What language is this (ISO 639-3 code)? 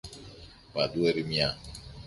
ell